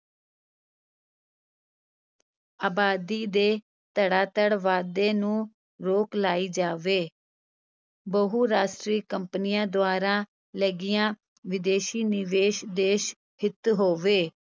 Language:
Punjabi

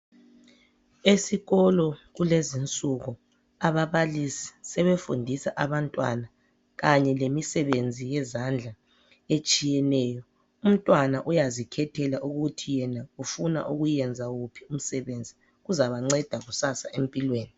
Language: North Ndebele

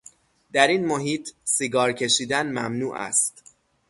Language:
Persian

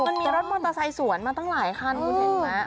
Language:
Thai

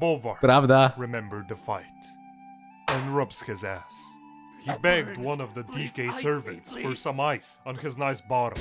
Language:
Polish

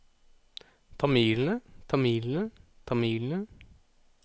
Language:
Norwegian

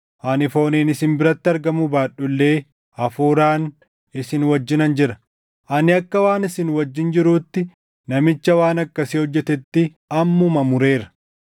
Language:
Oromo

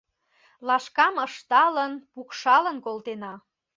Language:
Mari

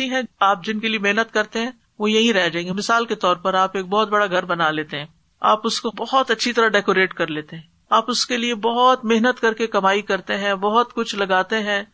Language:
Urdu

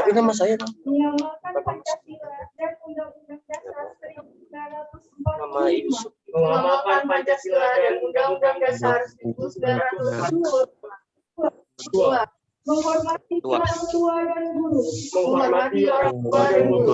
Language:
Indonesian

